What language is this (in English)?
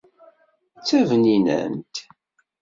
Kabyle